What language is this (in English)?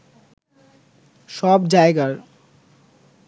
Bangla